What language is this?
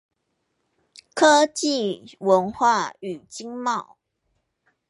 Chinese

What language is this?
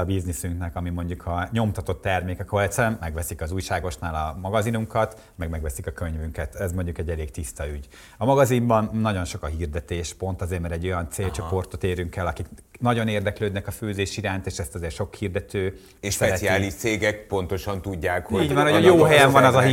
Hungarian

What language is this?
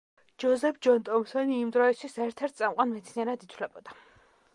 Georgian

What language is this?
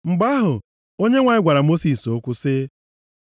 Igbo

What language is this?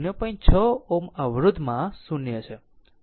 Gujarati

